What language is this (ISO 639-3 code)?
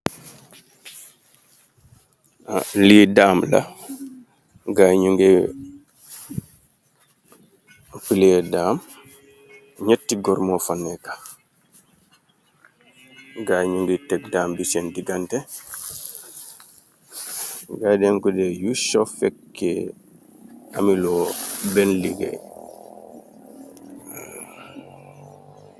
wol